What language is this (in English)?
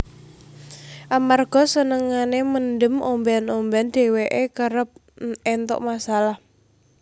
Javanese